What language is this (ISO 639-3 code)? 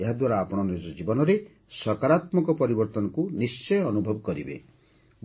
ori